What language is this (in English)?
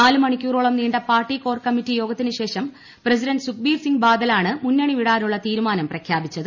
Malayalam